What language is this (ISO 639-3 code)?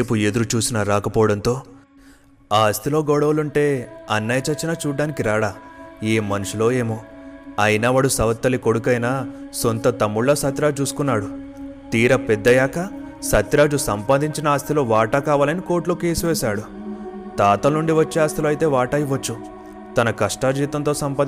tel